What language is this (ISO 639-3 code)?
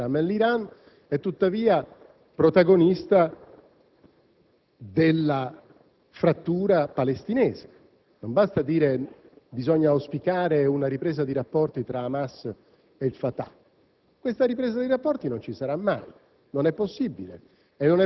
ita